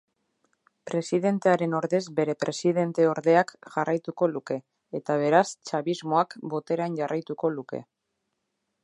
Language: Basque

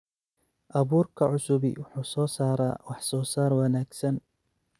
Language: Somali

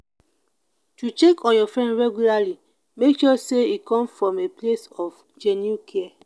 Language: Nigerian Pidgin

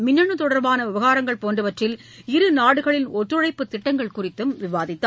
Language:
Tamil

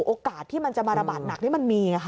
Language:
Thai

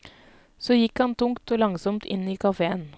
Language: Norwegian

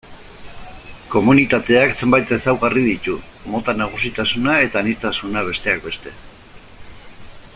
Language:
Basque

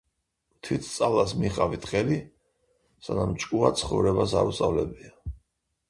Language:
Georgian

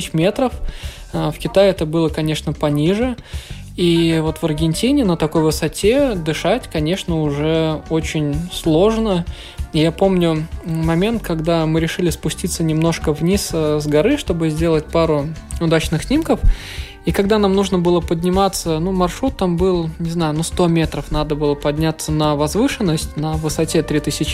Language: Russian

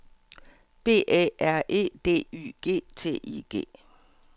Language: Danish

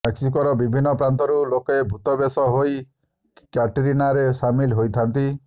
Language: Odia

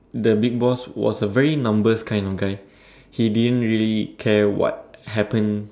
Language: English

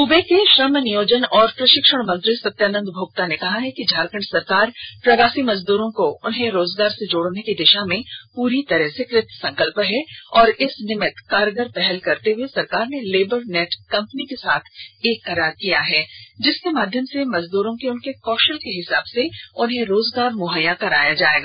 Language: Hindi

